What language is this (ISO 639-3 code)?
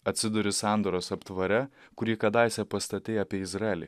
lit